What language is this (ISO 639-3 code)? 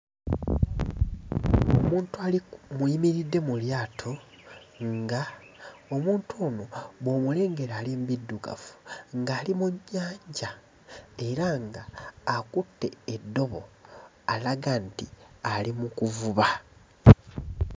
lug